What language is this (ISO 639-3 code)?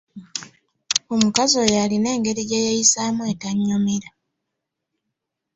lug